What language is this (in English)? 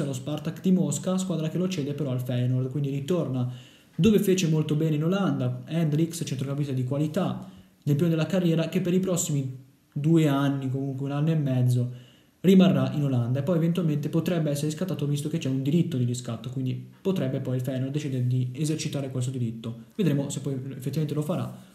Italian